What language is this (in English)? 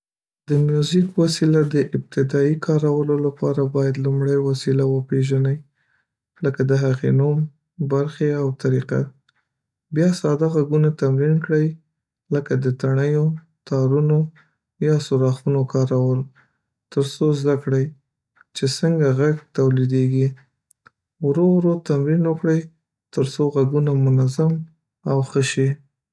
Pashto